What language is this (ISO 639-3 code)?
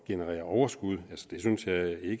dan